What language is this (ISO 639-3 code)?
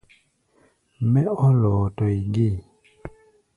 gba